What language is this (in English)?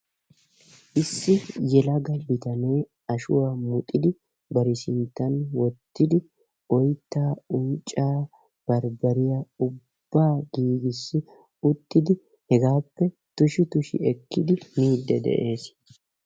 Wolaytta